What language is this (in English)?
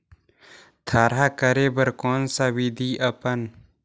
Chhattisgarhi